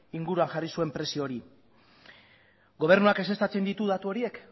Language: Basque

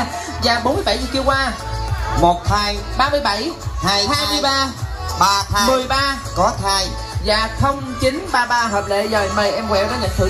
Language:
Vietnamese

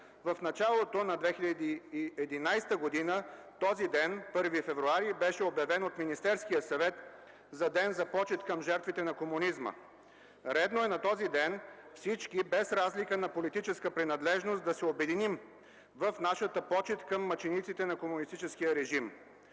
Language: Bulgarian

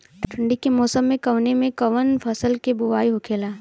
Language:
Bhojpuri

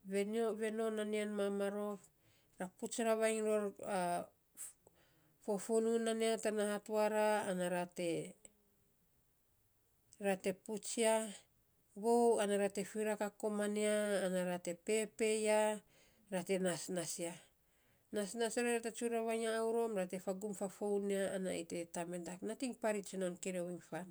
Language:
Saposa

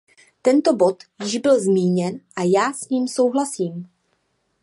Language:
Czech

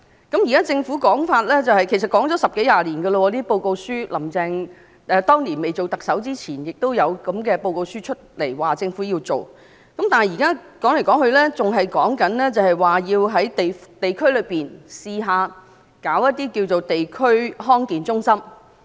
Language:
Cantonese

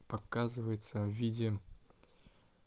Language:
Russian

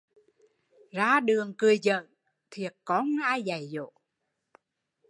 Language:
Vietnamese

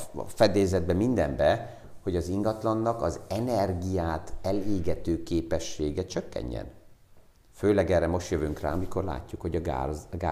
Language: Hungarian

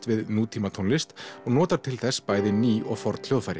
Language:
Icelandic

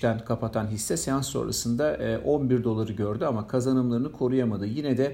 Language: Turkish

